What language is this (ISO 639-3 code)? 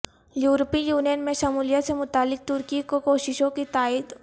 urd